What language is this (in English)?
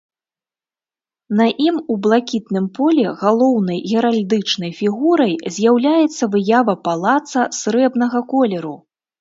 Belarusian